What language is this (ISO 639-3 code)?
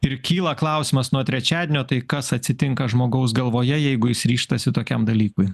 lit